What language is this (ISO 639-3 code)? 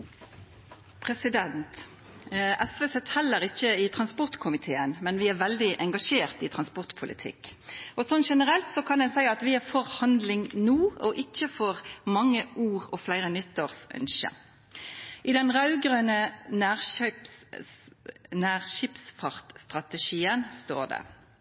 nno